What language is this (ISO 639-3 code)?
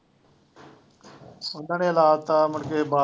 pan